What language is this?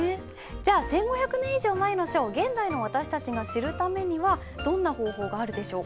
Japanese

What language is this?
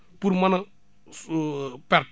Wolof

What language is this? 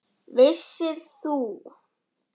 Icelandic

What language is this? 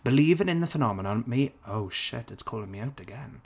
English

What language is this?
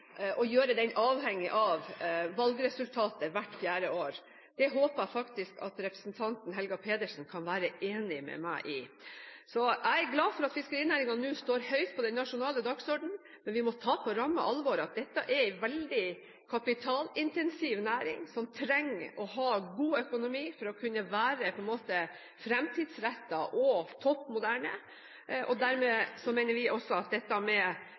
Norwegian Bokmål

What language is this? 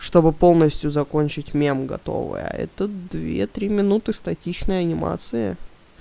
Russian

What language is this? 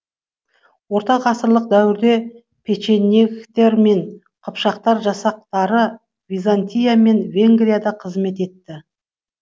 Kazakh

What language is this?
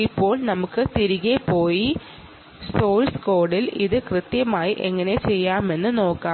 Malayalam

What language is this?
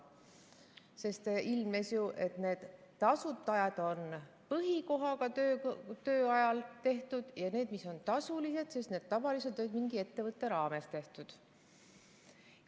Estonian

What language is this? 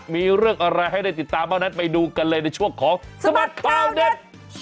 Thai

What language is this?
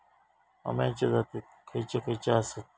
Marathi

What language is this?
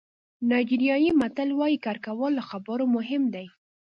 Pashto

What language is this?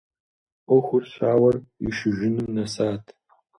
Kabardian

